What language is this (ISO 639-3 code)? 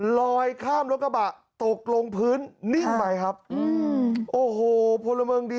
tha